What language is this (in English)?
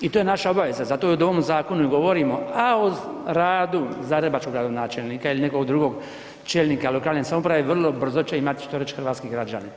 Croatian